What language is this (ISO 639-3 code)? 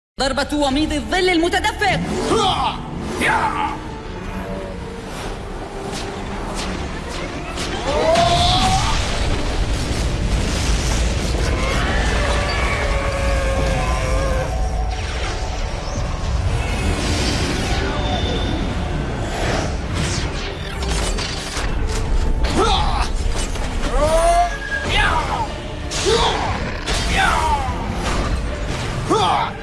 ara